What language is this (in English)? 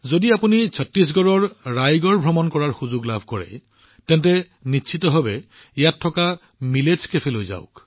Assamese